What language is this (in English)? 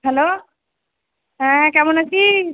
Bangla